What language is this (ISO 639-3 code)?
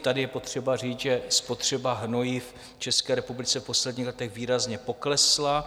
ces